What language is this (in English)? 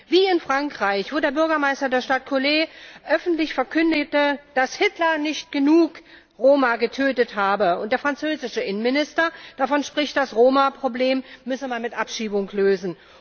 German